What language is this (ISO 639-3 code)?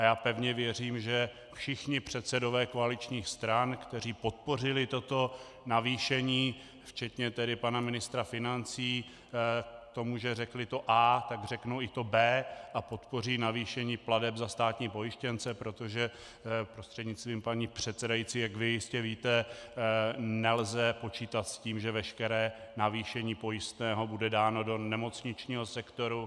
ces